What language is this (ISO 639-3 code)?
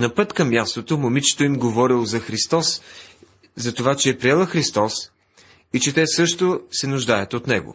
bul